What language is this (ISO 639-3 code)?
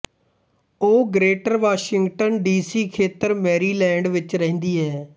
pan